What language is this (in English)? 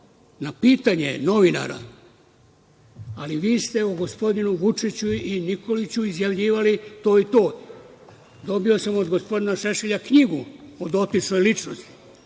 Serbian